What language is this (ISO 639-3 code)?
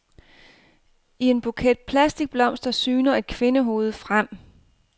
dan